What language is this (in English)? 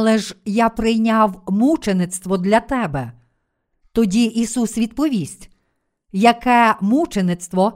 Ukrainian